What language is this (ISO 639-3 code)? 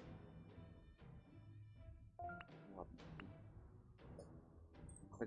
rus